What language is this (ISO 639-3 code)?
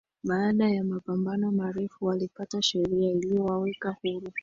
swa